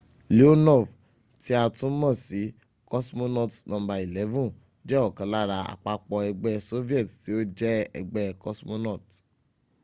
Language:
Yoruba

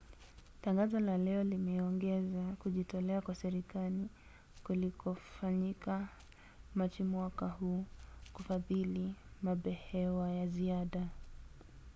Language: Swahili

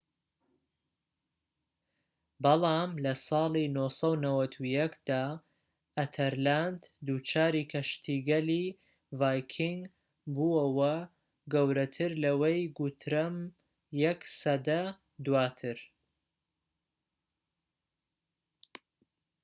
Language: Central Kurdish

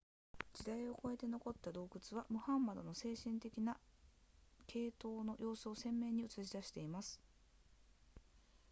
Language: Japanese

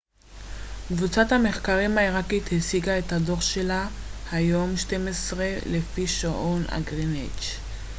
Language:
Hebrew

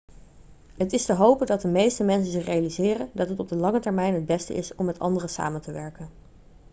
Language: Dutch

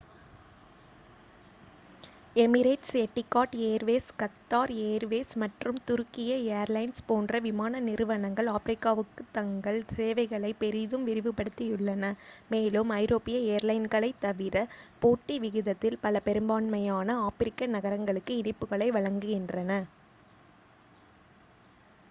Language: Tamil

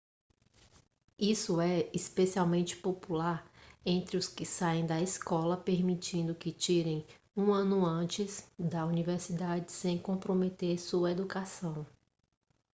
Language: Portuguese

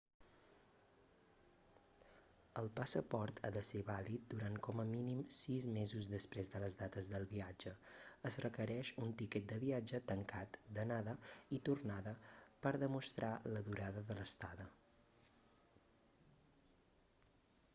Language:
Catalan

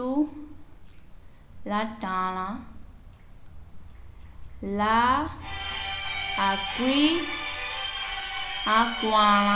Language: Umbundu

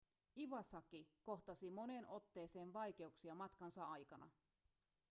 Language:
Finnish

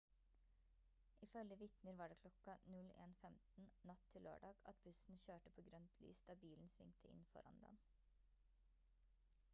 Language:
Norwegian Bokmål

